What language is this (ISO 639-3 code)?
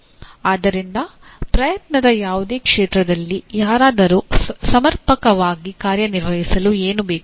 kan